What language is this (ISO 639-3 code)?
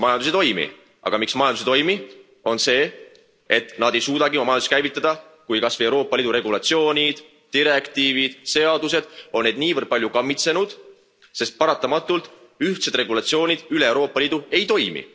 est